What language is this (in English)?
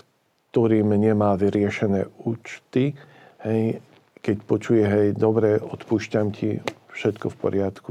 Slovak